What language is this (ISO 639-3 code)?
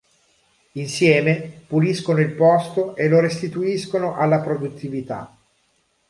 ita